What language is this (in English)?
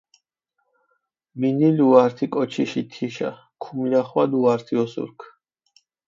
Mingrelian